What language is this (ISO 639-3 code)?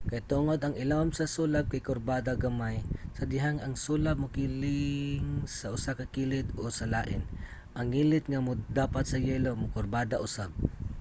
ceb